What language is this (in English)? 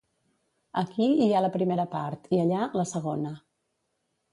Catalan